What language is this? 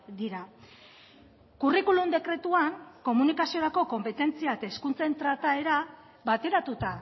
Basque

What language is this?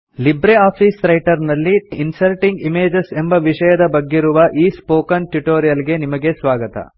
Kannada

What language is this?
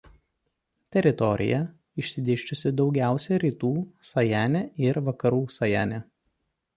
Lithuanian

